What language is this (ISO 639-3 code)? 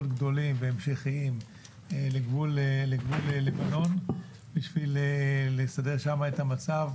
heb